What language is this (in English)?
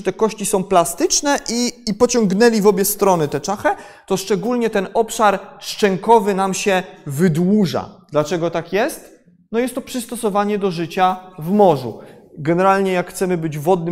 Polish